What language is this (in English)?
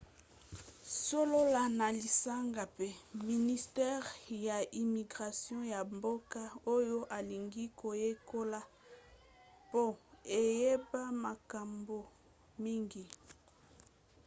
Lingala